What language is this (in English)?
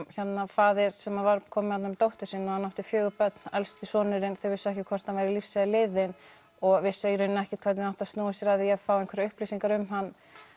Icelandic